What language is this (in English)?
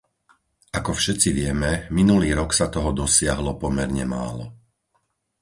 Slovak